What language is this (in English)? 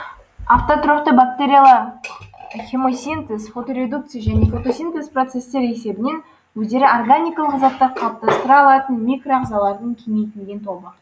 Kazakh